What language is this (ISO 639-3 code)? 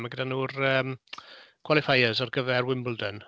cym